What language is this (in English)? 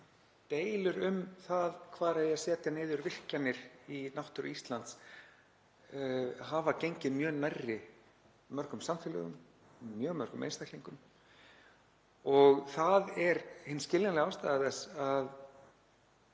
Icelandic